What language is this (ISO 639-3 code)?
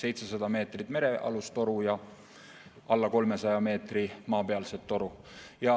est